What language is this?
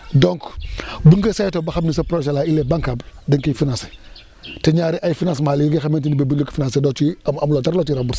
Wolof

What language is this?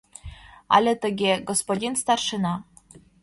Mari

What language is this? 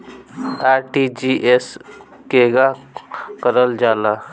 Bhojpuri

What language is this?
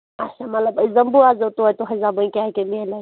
Kashmiri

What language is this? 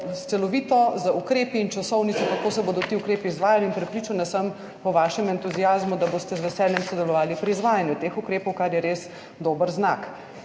Slovenian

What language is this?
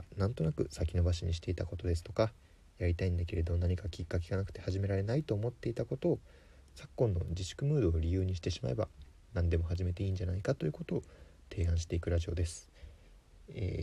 Japanese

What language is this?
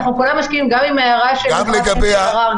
Hebrew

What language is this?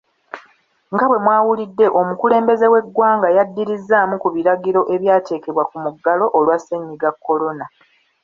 Ganda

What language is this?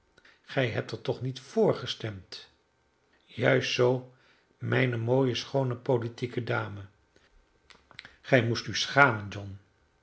Dutch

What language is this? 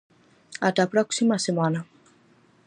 Galician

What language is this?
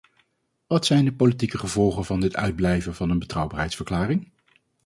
Dutch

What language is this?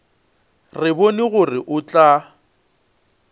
Northern Sotho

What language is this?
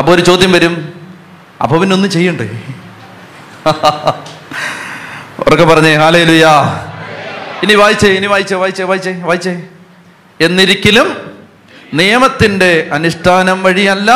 Malayalam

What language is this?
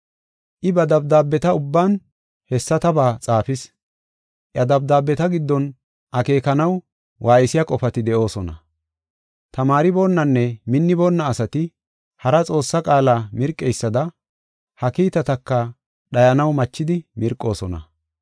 Gofa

